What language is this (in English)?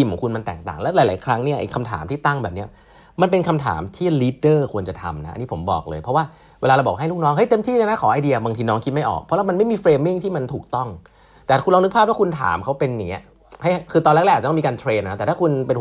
Thai